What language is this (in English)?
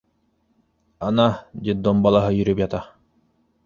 Bashkir